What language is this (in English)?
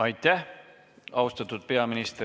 Estonian